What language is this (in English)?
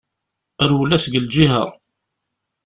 Kabyle